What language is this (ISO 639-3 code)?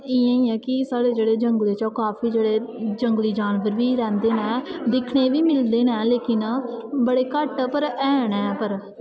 doi